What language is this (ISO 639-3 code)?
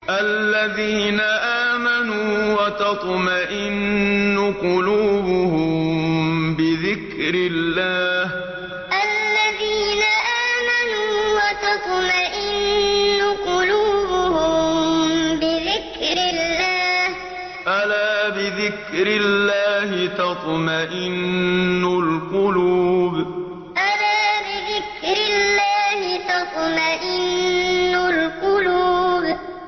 ara